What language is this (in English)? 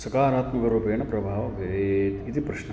Sanskrit